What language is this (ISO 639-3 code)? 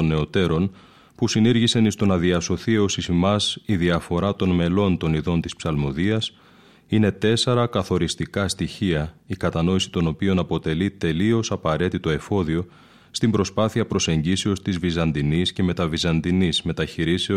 ell